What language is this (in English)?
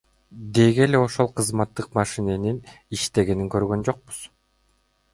Kyrgyz